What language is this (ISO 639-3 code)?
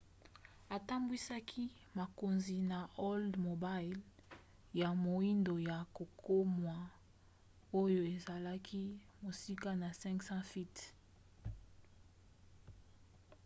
lin